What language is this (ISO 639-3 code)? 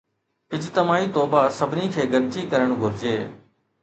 snd